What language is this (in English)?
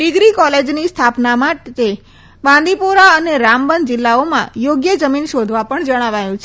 Gujarati